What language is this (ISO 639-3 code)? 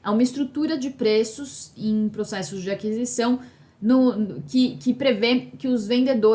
por